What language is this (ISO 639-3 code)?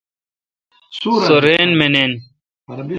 xka